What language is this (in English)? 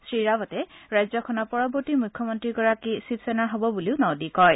Assamese